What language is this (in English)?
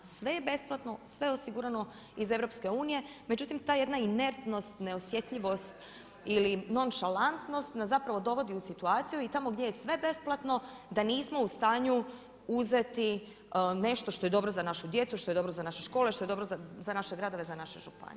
Croatian